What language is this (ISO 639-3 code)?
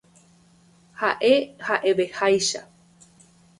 grn